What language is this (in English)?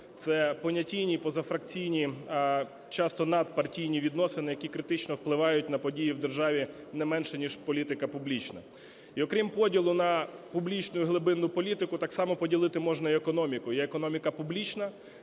Ukrainian